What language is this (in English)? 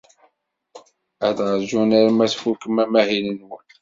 Kabyle